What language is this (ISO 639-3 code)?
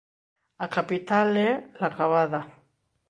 glg